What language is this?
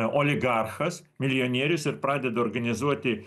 Lithuanian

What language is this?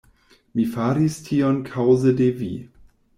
Esperanto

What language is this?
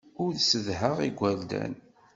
Kabyle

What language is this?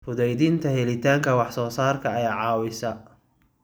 Somali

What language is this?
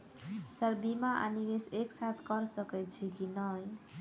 Maithili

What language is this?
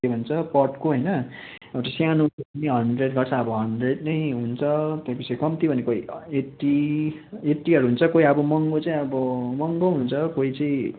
Nepali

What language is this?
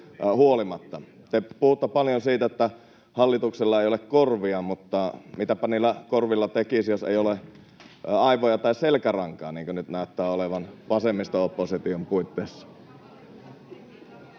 Finnish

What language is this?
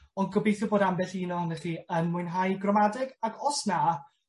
Welsh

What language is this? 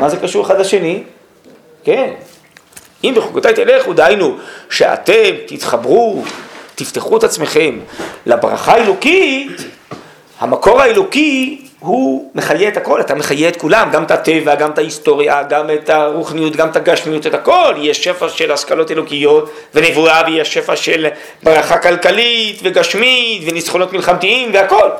Hebrew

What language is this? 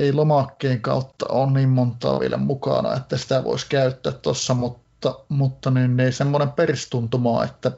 Finnish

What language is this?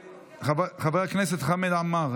Hebrew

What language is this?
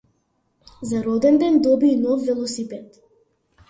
Macedonian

